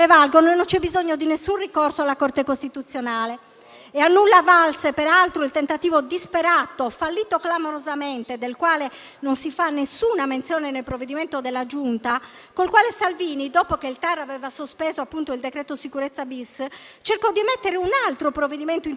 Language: Italian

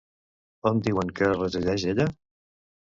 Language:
Catalan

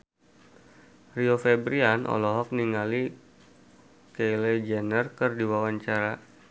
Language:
Sundanese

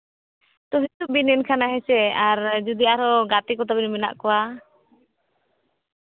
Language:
Santali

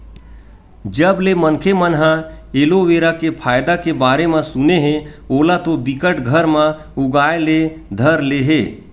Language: Chhattisgarhi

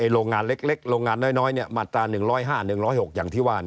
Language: Thai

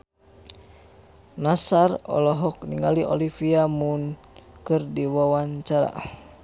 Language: Sundanese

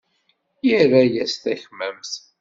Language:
Kabyle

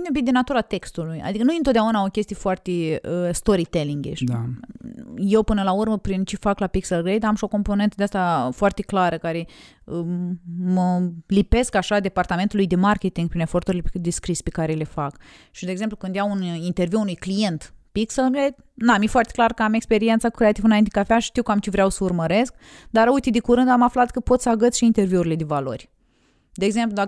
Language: Romanian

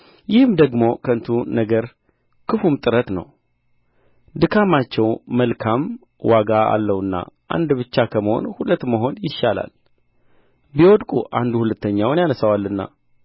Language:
Amharic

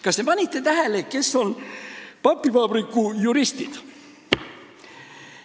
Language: Estonian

